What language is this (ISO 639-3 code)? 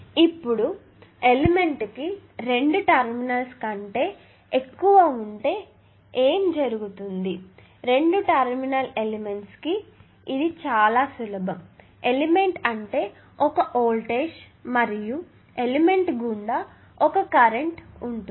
tel